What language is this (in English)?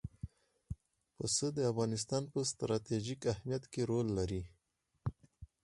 Pashto